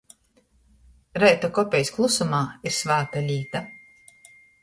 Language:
Latgalian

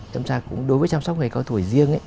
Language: Vietnamese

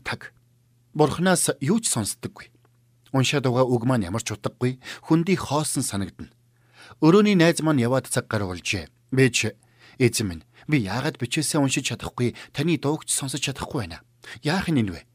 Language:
Turkish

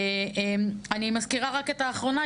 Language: Hebrew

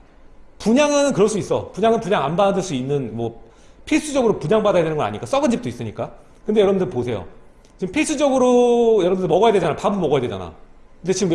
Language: Korean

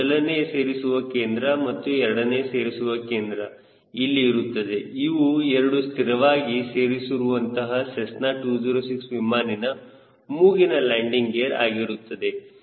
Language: Kannada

